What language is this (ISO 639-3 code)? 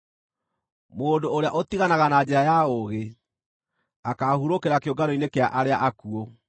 kik